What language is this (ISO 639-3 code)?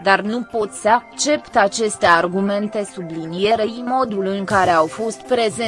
ron